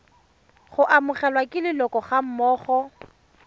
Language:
Tswana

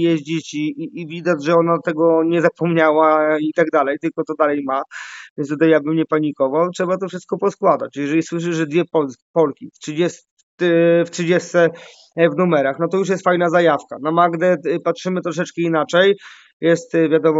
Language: Polish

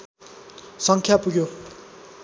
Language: Nepali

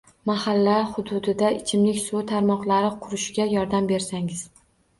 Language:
Uzbek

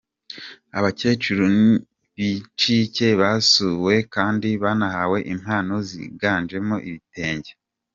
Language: Kinyarwanda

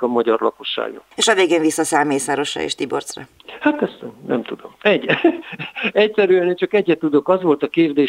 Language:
Hungarian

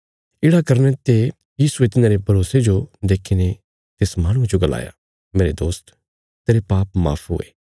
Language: Bilaspuri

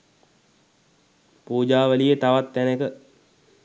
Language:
Sinhala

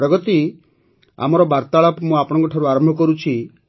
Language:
Odia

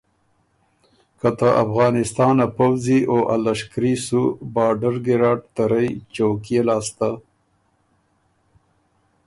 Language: Ormuri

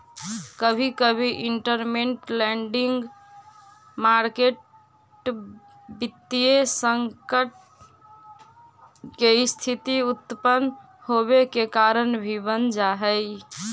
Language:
Magahi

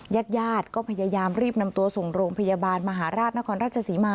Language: Thai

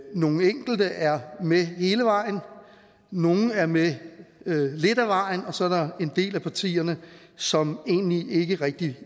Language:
Danish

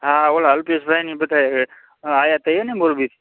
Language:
Gujarati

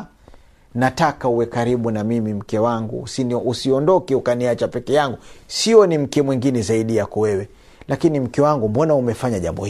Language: Swahili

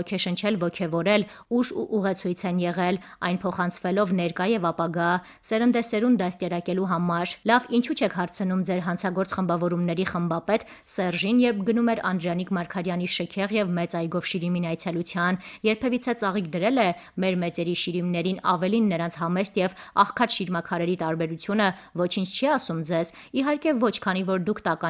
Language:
Russian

